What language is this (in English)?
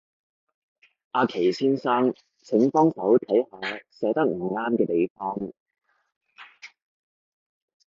Cantonese